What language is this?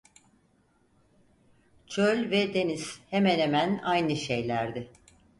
Turkish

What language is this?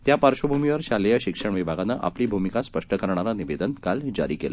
Marathi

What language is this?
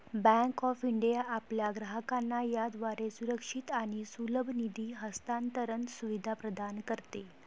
Marathi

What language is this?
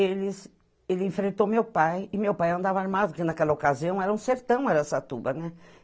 Portuguese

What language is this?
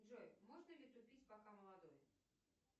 Russian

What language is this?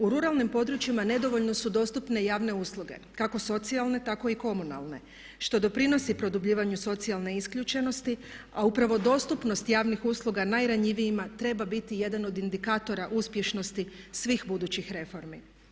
Croatian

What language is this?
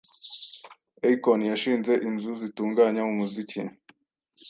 Kinyarwanda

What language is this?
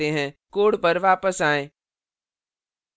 Hindi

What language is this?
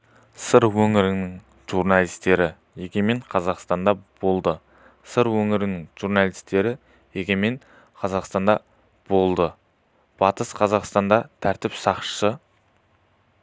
Kazakh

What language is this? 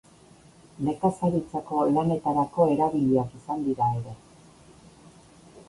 Basque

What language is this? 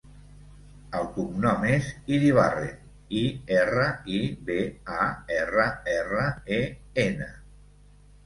Catalan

